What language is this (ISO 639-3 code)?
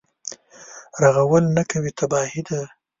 pus